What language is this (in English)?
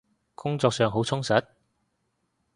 Cantonese